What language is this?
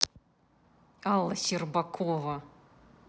Russian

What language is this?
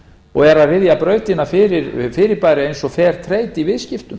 Icelandic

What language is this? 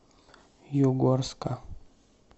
Russian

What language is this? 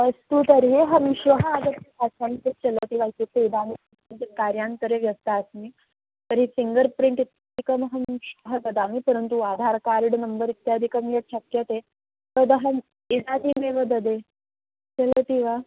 Sanskrit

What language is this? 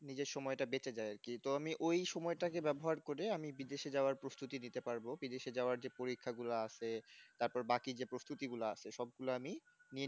Bangla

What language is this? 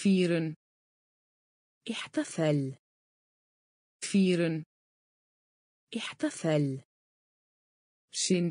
Dutch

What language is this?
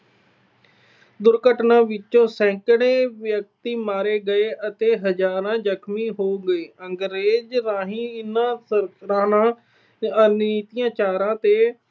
Punjabi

